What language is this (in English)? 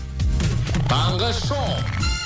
Kazakh